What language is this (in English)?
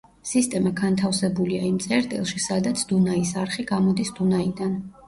Georgian